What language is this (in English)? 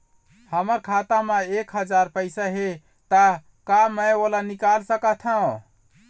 Chhattisgarhi